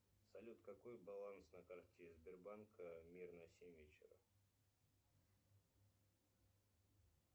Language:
Russian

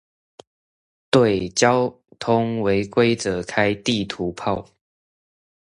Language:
Chinese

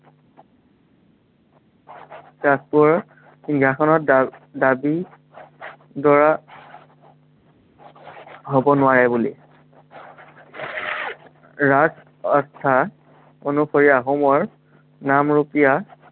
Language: Assamese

